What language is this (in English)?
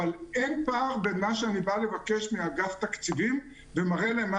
Hebrew